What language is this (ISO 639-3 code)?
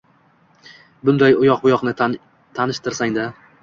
uzb